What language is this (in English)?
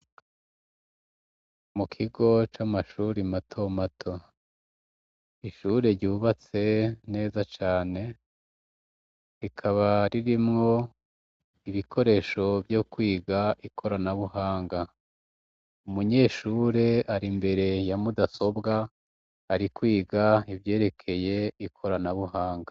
Rundi